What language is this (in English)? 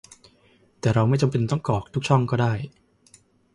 Thai